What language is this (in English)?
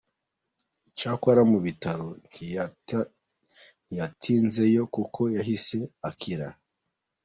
Kinyarwanda